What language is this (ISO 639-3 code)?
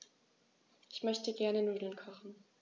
deu